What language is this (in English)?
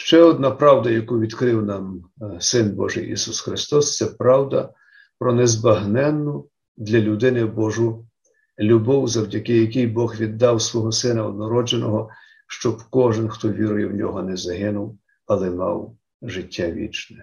Ukrainian